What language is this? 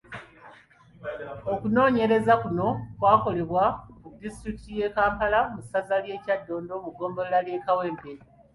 Ganda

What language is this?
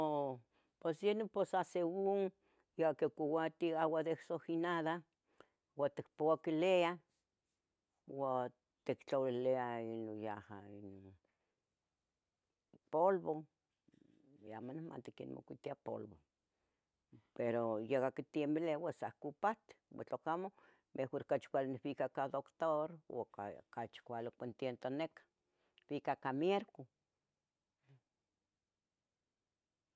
Tetelcingo Nahuatl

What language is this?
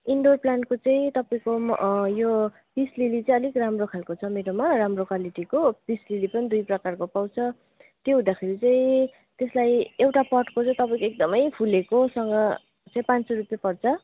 Nepali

